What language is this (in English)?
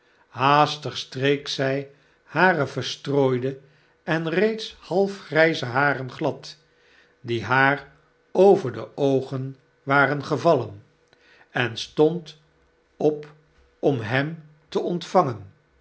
Dutch